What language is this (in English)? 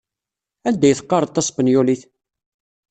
Kabyle